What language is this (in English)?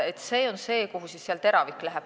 Estonian